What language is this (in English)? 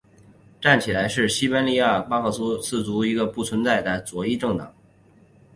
Chinese